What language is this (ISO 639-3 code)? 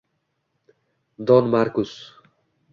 uzb